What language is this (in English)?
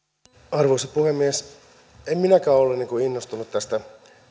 Finnish